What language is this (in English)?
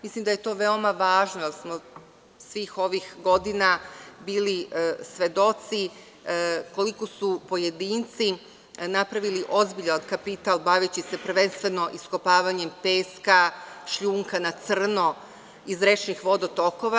Serbian